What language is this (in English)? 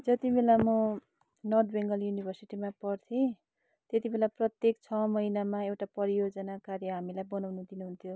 Nepali